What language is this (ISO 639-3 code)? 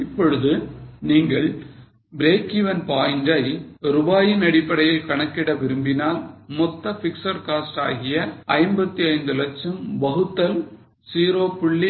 tam